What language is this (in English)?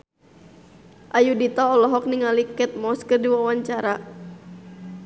Sundanese